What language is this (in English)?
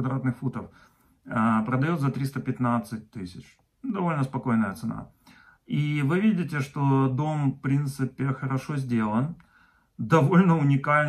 Russian